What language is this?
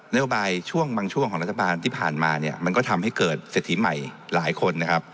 Thai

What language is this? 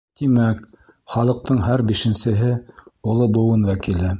Bashkir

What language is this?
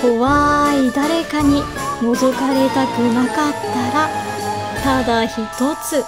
Japanese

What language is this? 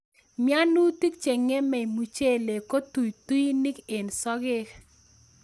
Kalenjin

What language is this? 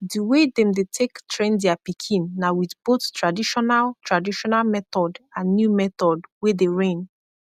Nigerian Pidgin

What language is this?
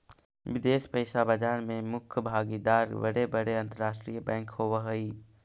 Magahi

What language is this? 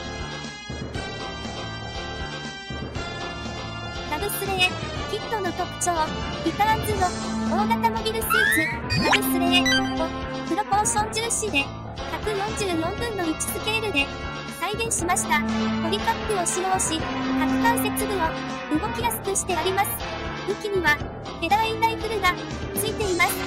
Japanese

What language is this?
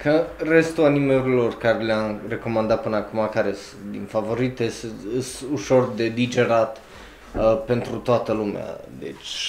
Romanian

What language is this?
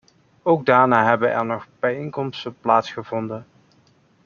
Dutch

